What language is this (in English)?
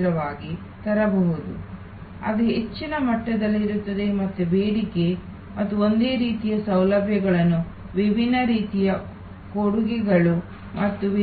Kannada